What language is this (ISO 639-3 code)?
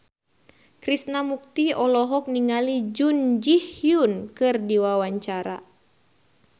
sun